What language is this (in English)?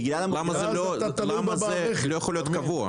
Hebrew